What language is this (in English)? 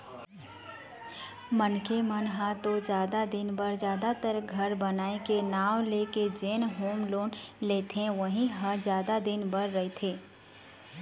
Chhattisgarhi